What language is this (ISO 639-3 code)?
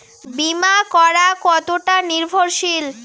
ben